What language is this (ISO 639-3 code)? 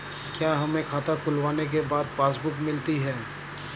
hin